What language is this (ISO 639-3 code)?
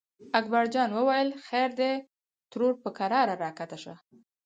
pus